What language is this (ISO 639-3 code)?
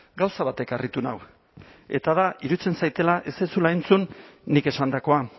eus